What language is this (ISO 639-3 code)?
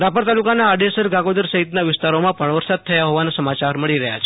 guj